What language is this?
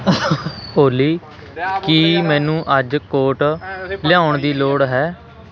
Punjabi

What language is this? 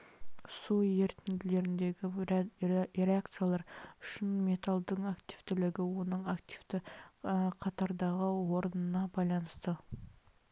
Kazakh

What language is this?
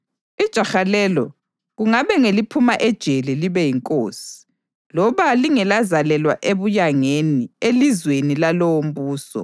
North Ndebele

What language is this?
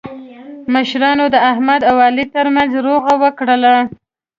Pashto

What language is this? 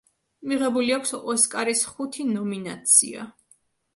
Georgian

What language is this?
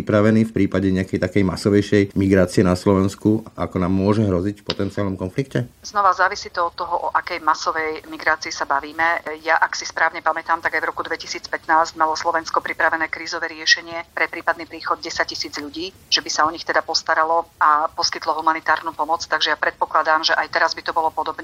Slovak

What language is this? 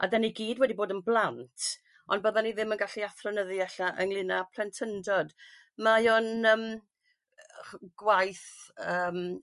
Welsh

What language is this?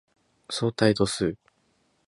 Japanese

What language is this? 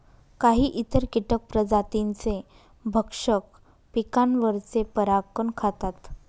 Marathi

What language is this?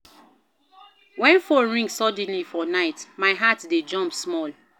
Nigerian Pidgin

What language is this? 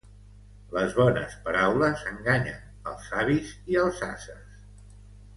Catalan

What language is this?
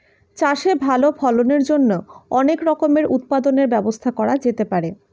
Bangla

